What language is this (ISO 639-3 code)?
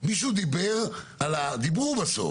heb